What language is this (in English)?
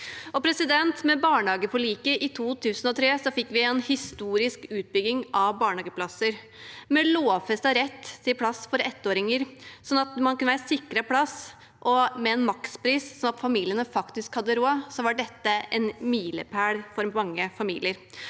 Norwegian